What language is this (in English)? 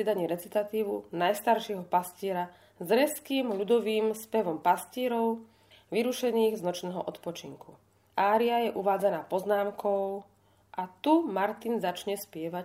Slovak